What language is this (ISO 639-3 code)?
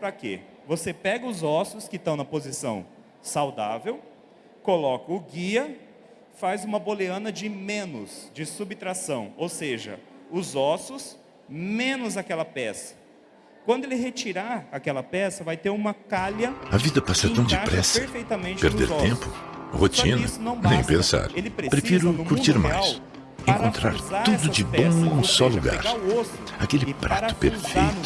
por